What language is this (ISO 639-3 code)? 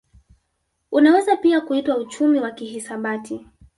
swa